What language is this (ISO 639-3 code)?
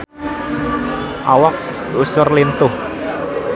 sun